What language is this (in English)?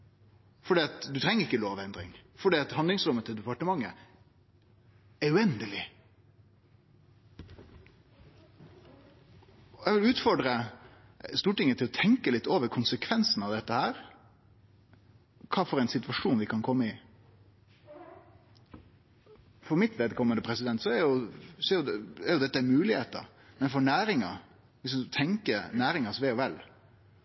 Norwegian Nynorsk